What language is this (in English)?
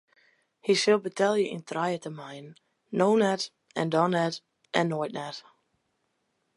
Western Frisian